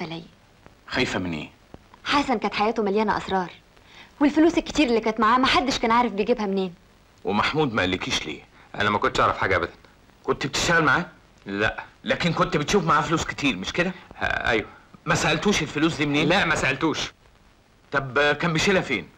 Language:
Arabic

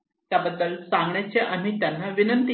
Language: Marathi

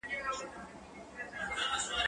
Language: Pashto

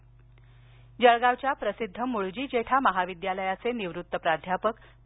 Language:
Marathi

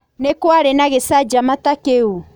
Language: Kikuyu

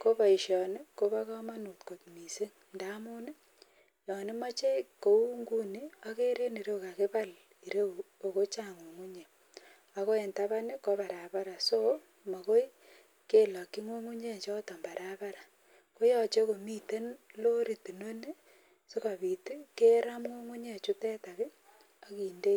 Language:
Kalenjin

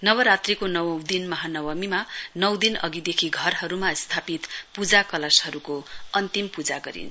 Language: Nepali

